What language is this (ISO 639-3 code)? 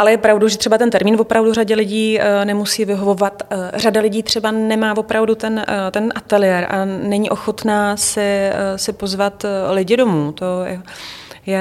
ces